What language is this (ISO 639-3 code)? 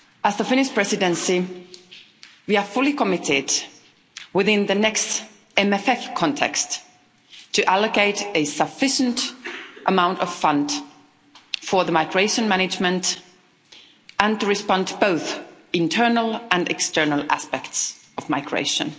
eng